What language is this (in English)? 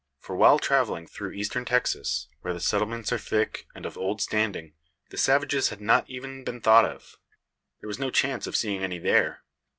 English